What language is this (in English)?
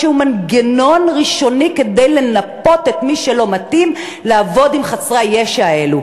Hebrew